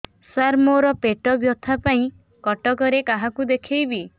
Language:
Odia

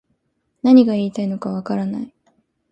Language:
Japanese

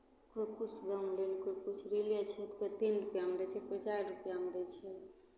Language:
Maithili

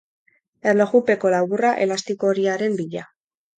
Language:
Basque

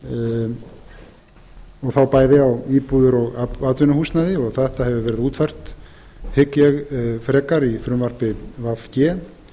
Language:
Icelandic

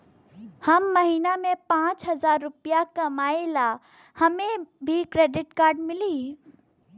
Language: Bhojpuri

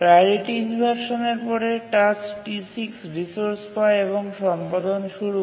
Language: Bangla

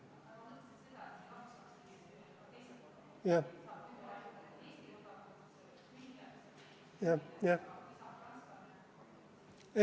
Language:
Estonian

